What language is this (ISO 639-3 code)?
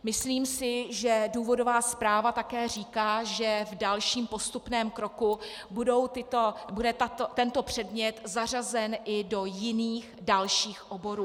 ces